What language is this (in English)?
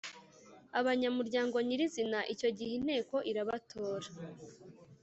Kinyarwanda